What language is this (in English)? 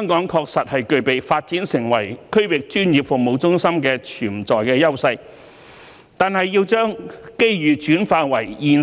Cantonese